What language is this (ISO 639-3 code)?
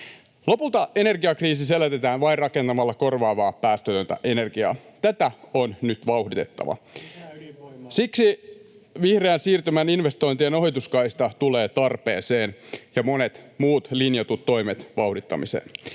fin